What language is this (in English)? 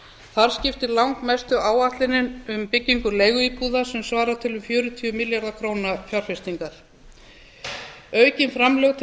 Icelandic